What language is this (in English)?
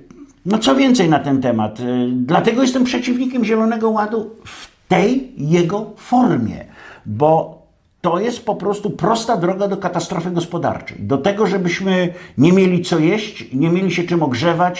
Polish